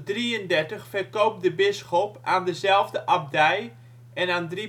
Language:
Dutch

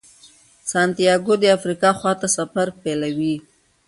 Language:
Pashto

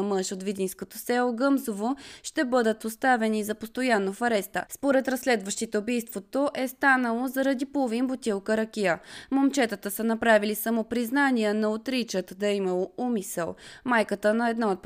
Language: Bulgarian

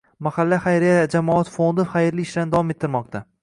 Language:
Uzbek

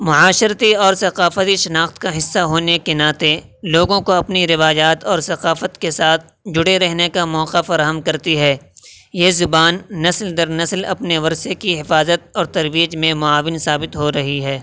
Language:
Urdu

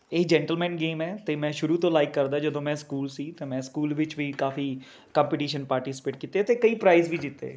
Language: Punjabi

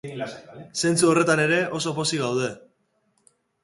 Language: Basque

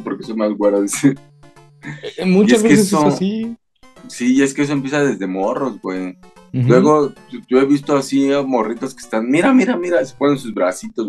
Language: Spanish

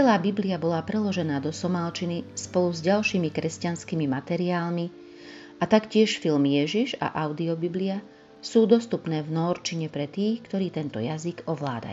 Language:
Slovak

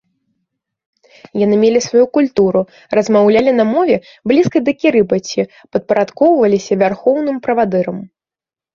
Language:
Belarusian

